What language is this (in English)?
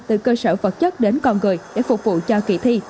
Vietnamese